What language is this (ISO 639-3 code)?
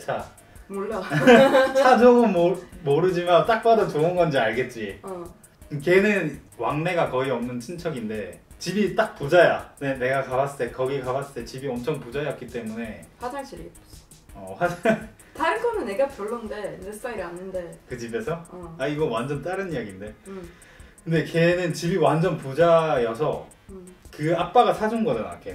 kor